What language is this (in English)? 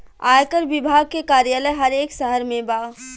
Bhojpuri